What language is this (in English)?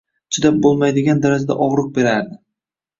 Uzbek